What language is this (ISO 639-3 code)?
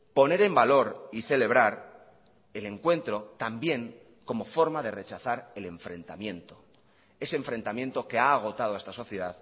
spa